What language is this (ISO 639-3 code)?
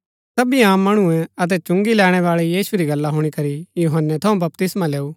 gbk